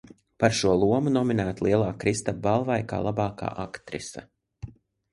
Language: Latvian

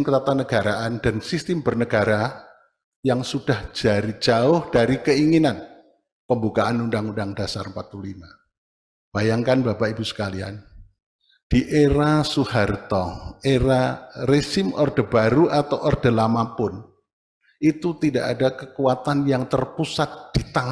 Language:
Indonesian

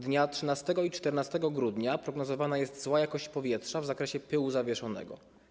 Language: Polish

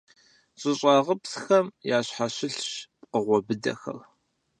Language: Kabardian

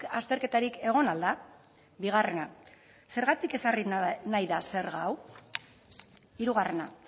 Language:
Basque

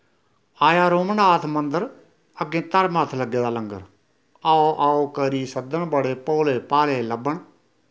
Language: Dogri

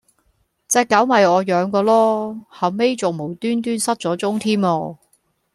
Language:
Cantonese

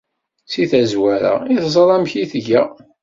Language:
Kabyle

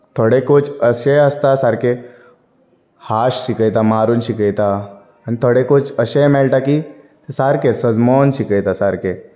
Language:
Konkani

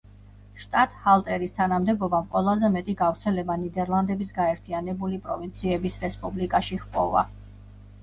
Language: Georgian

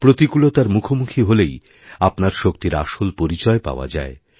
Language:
Bangla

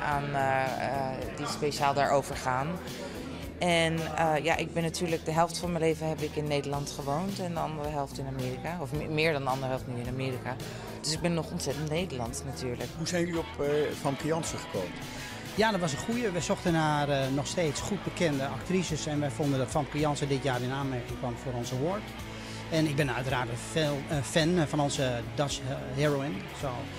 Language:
Dutch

